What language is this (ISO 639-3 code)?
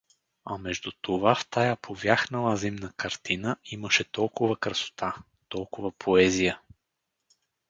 bul